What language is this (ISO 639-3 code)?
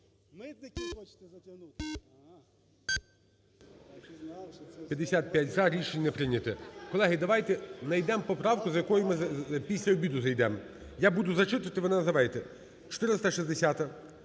ukr